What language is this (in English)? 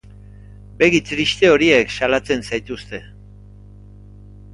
Basque